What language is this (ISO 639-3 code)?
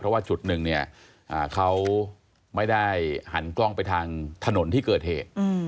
tha